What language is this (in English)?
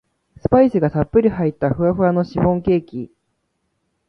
Japanese